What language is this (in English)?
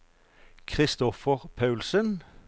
Norwegian